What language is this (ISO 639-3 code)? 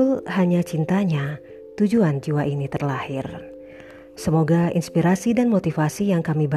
ind